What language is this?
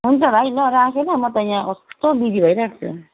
Nepali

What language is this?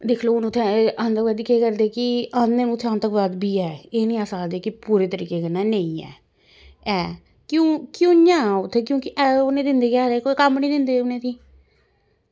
Dogri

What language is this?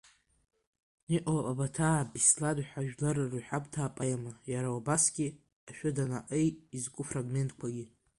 Abkhazian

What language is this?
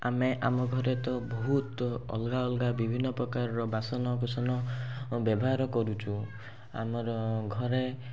Odia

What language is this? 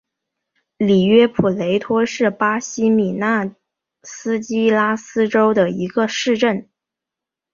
Chinese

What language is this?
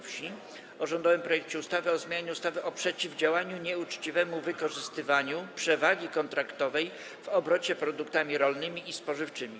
Polish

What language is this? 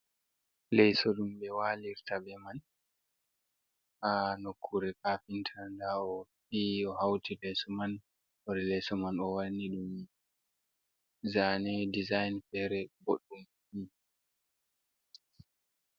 Fula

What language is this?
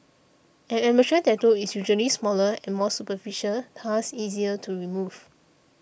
English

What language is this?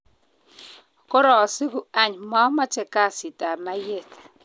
Kalenjin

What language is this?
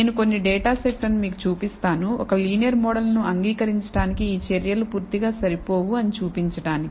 Telugu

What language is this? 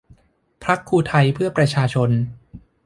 Thai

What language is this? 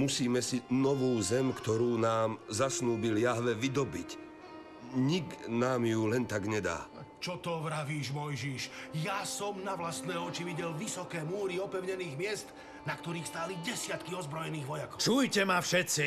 Slovak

